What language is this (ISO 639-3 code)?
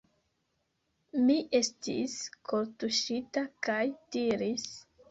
epo